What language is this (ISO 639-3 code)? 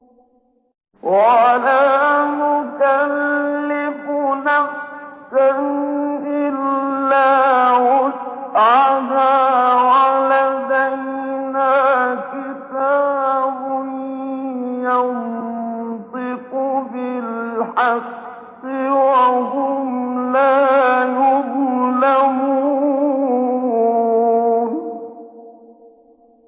ara